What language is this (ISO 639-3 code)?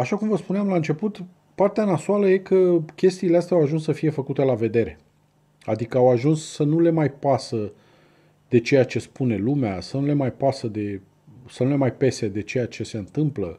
ron